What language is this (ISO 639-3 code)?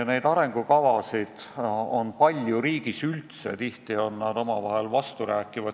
est